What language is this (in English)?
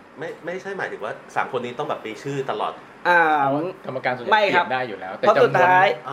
Thai